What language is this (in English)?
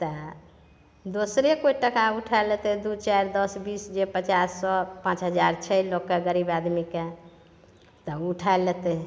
Maithili